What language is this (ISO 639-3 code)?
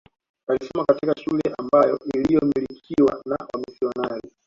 swa